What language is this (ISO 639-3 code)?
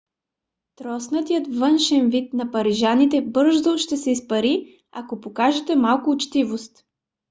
bul